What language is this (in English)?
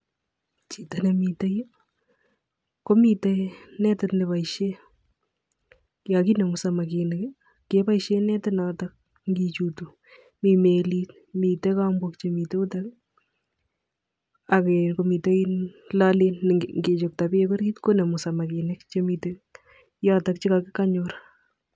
Kalenjin